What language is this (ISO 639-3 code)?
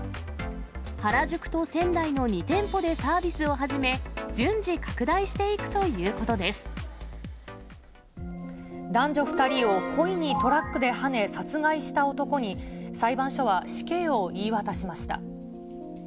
jpn